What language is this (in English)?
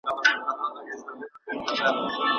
Pashto